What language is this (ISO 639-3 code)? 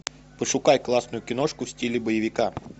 rus